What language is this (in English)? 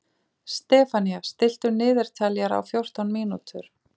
Icelandic